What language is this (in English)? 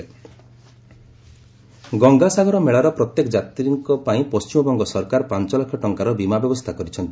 Odia